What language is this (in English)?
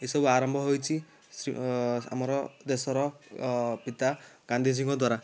Odia